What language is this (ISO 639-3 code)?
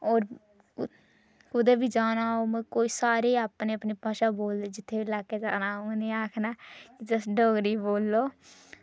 doi